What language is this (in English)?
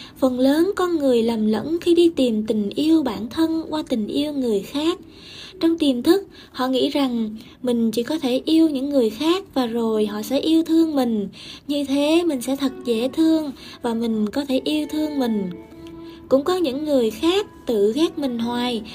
Vietnamese